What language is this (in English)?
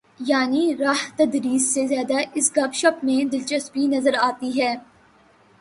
Urdu